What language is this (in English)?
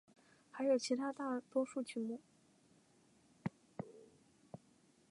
Chinese